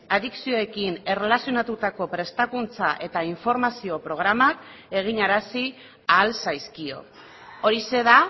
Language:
Basque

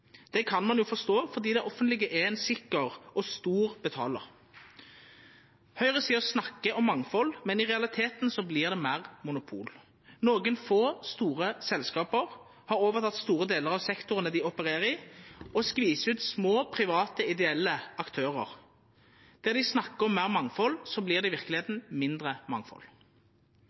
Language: Norwegian Nynorsk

